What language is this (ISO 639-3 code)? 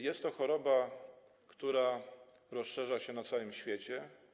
pol